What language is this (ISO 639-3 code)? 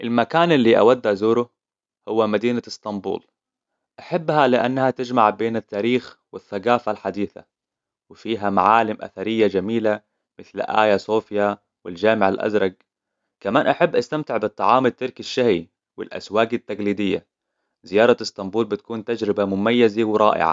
acw